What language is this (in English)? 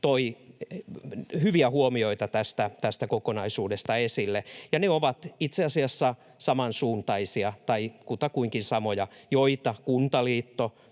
Finnish